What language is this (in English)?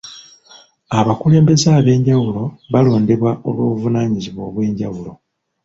Ganda